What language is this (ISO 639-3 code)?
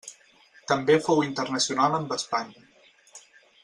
cat